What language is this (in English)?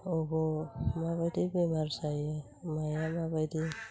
Bodo